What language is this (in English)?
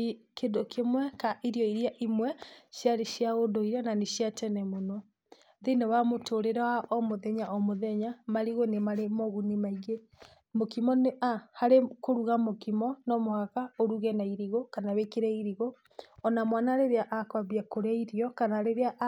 Kikuyu